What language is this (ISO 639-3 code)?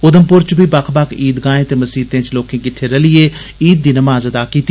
doi